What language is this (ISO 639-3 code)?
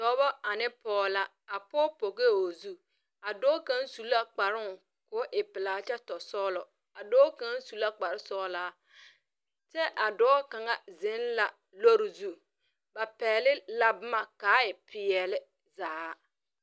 dga